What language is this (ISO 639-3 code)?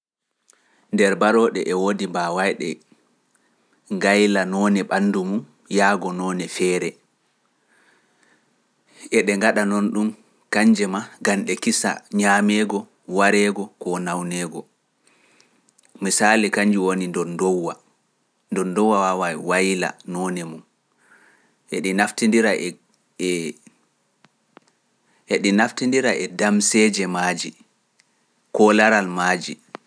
fuf